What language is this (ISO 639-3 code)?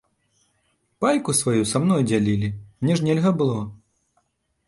bel